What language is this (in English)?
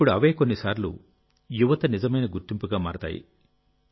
Telugu